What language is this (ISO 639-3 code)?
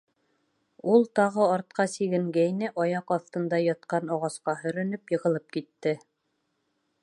bak